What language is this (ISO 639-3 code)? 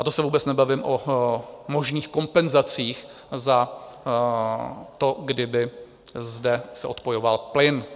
ces